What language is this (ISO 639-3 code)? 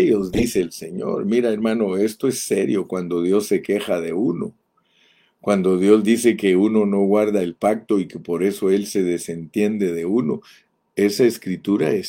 spa